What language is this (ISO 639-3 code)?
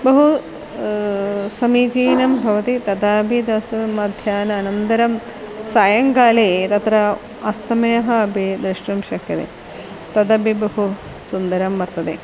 san